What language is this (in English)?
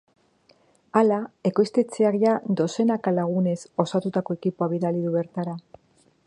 Basque